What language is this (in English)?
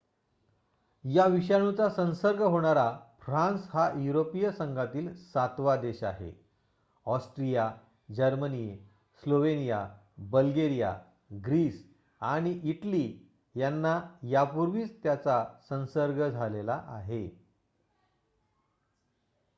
Marathi